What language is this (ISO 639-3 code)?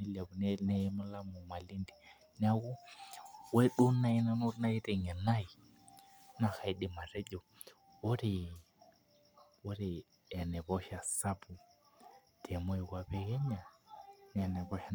mas